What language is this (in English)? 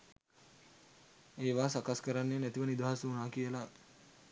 Sinhala